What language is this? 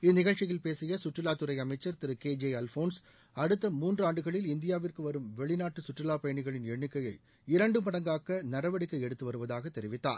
Tamil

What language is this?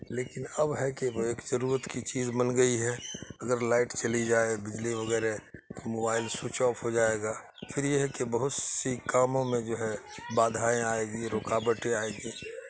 Urdu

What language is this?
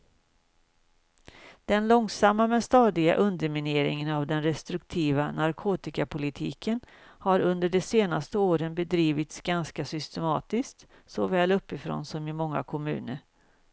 Swedish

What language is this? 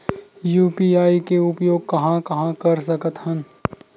Chhattisgarhi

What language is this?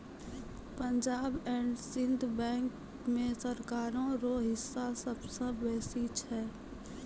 Maithili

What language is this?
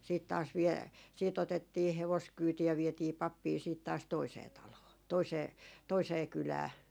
Finnish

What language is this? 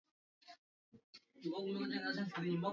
Swahili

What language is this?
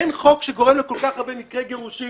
Hebrew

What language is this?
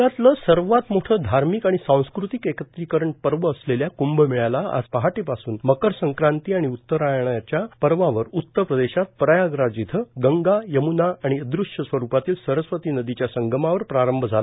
Marathi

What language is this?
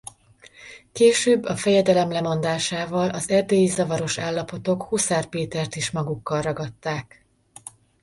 Hungarian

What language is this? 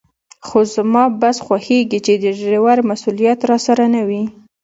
Pashto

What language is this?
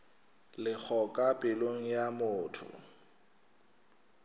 Northern Sotho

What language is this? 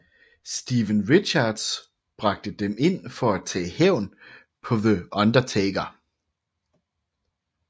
Danish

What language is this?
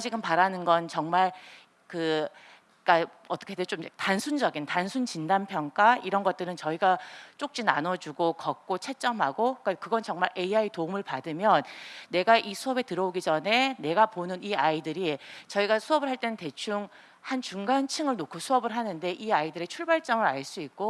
Korean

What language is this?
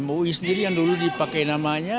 Indonesian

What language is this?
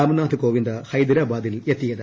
Malayalam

